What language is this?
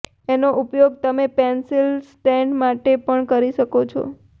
Gujarati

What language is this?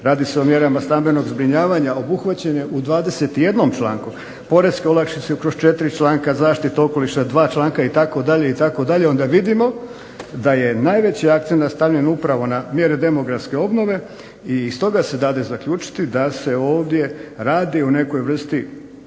Croatian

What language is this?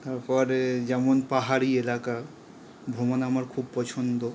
Bangla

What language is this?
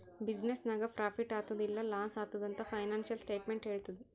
Kannada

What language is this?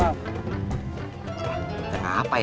Indonesian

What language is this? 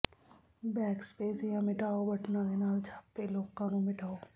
Punjabi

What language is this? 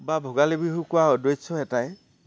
Assamese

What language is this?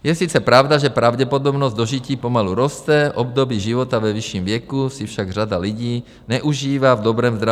Czech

